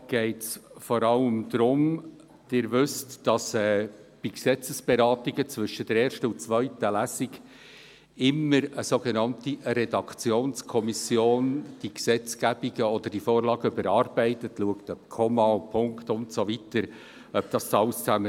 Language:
Swiss German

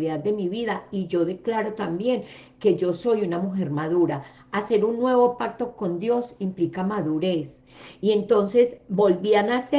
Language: Spanish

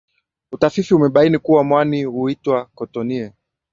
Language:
Swahili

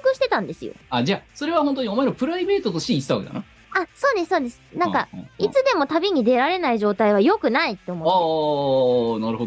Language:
Japanese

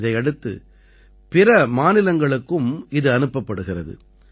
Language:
Tamil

